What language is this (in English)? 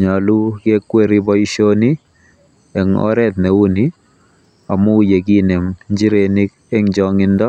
Kalenjin